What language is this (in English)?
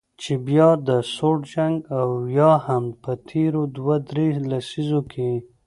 Pashto